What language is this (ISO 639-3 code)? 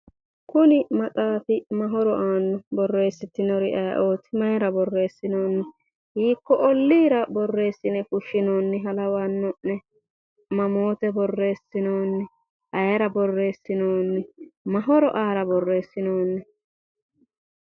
sid